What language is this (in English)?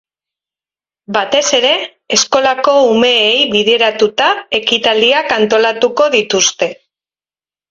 Basque